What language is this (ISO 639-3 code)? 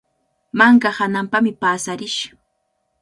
qvl